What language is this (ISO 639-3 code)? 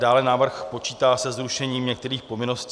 ces